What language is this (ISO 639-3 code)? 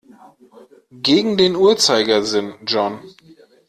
deu